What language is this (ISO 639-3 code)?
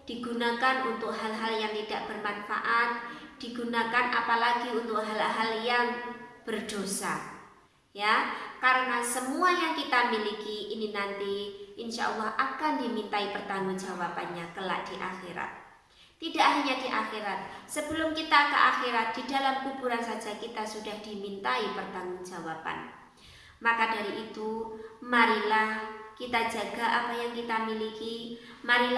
ind